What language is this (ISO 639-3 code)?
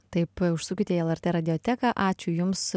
lit